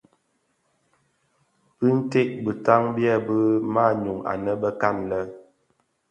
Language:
Bafia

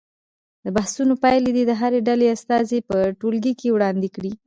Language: Pashto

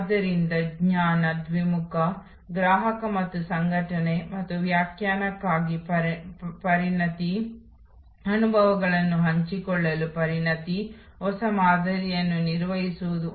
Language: Kannada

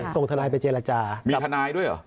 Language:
Thai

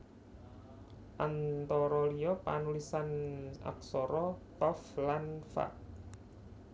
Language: Javanese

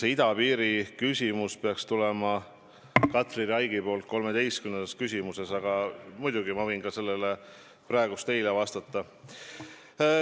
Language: Estonian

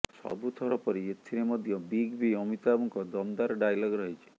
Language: Odia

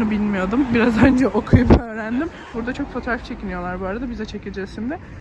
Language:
Turkish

